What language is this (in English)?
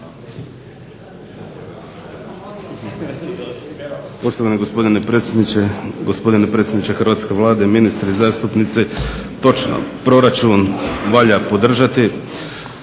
Croatian